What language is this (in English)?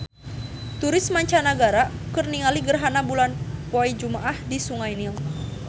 Sundanese